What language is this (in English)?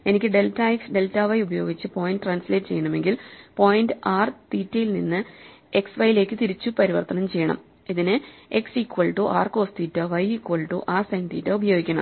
Malayalam